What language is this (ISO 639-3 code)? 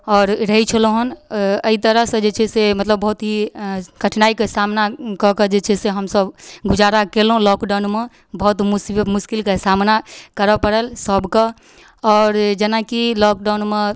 mai